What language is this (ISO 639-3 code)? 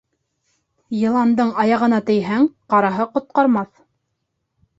bak